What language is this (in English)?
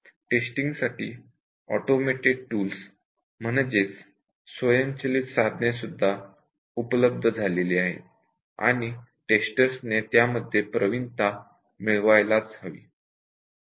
Marathi